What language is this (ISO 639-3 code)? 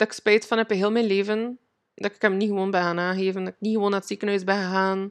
nld